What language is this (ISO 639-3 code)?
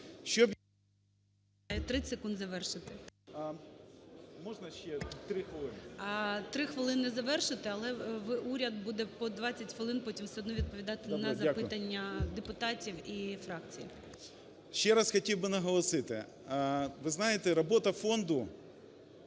ukr